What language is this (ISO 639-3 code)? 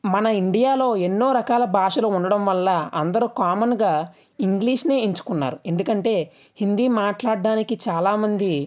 tel